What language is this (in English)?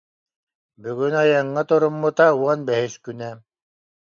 Yakut